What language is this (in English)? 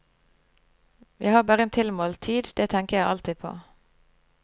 Norwegian